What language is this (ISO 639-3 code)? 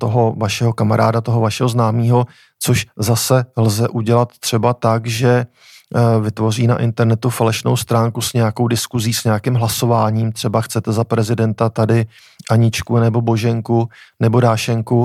ces